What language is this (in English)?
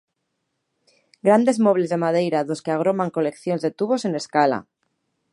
Galician